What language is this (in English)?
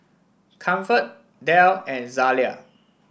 English